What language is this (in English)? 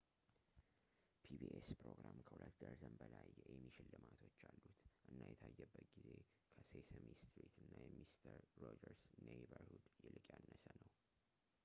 Amharic